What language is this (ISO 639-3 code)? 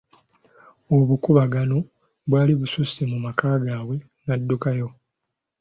lug